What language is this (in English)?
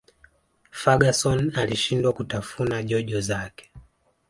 Swahili